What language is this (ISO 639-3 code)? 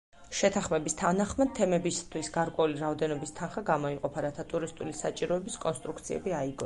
kat